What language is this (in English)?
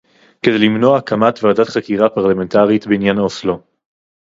Hebrew